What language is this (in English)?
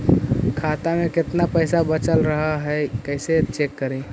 Magahi